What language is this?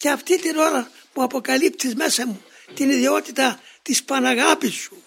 Greek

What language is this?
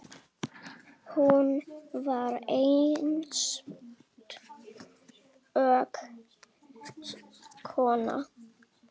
Icelandic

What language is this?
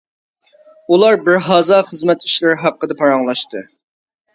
Uyghur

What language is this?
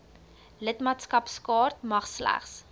Afrikaans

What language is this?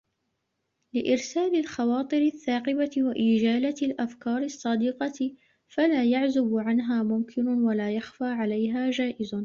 Arabic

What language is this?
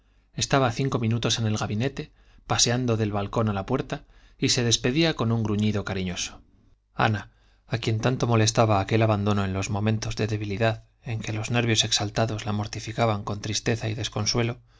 Spanish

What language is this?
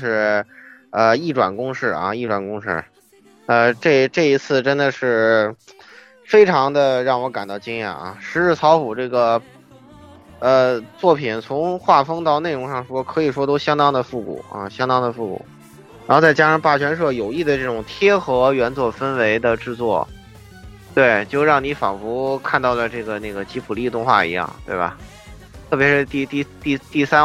Chinese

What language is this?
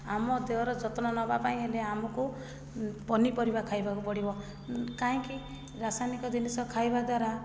Odia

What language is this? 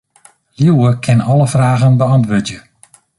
Western Frisian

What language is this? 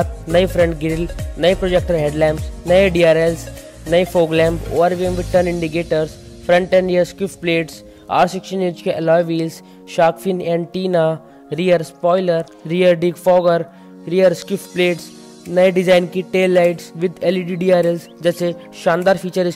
Hindi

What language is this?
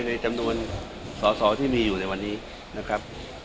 Thai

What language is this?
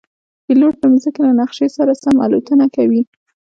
Pashto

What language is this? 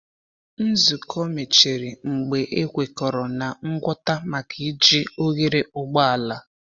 Igbo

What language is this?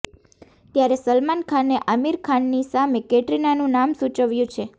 Gujarati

